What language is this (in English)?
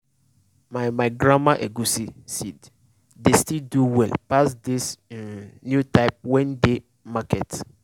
Nigerian Pidgin